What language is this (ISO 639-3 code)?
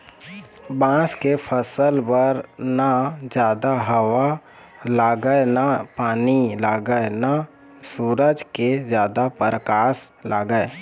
hne